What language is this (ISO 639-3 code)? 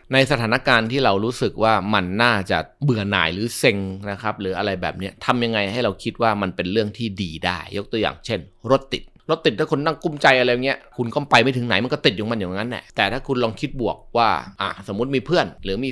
tha